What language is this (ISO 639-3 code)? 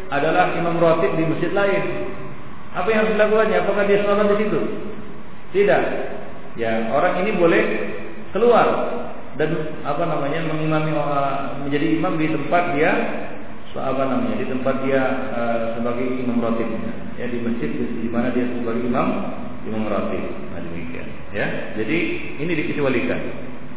msa